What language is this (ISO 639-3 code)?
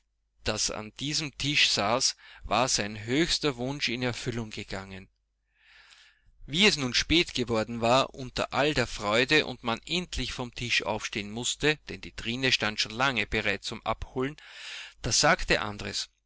deu